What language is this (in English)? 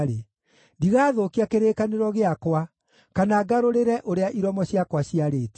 Kikuyu